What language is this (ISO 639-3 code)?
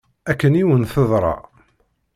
kab